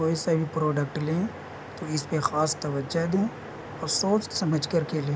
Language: Urdu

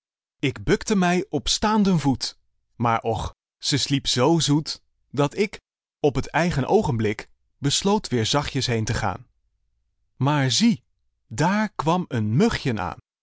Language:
Dutch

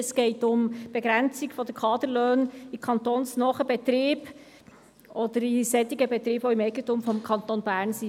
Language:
Swiss German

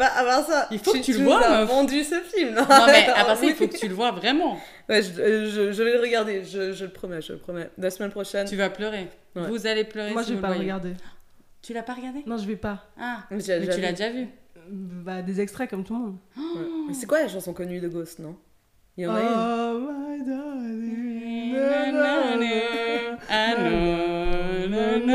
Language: French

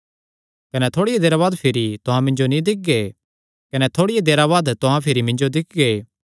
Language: Kangri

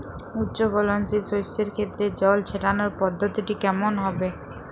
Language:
Bangla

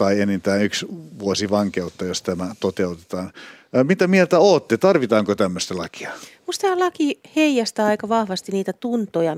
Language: Finnish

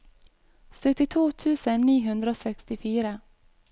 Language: Norwegian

